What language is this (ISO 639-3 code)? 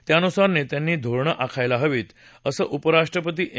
mar